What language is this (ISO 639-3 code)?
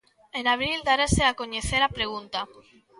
glg